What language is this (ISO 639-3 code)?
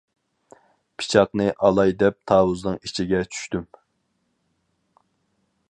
uig